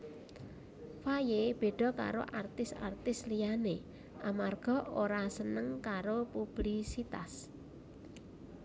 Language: Javanese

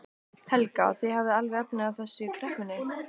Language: Icelandic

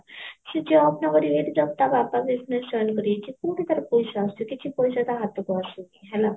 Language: Odia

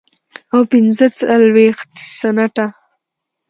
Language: Pashto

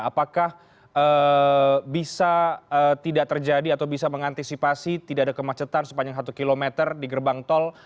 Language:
Indonesian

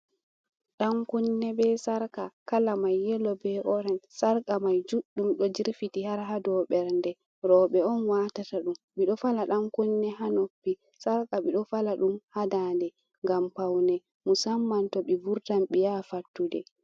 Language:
Fula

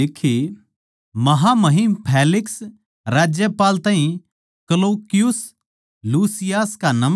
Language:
Haryanvi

